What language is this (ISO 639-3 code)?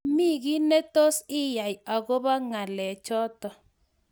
kln